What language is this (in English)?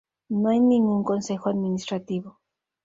Spanish